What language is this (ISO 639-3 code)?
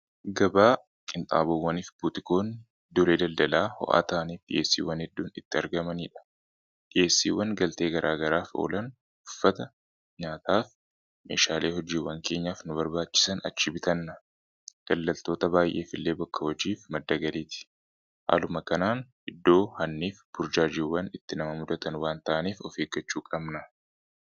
orm